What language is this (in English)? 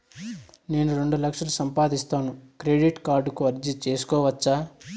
Telugu